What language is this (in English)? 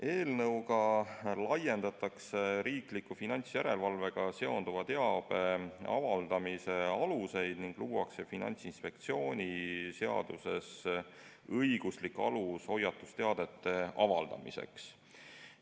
Estonian